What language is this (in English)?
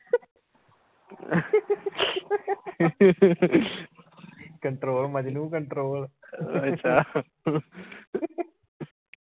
Punjabi